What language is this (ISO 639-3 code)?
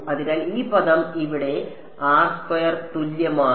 mal